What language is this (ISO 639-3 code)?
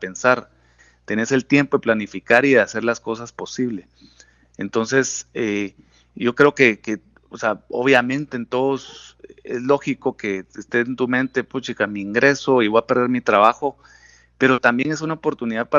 spa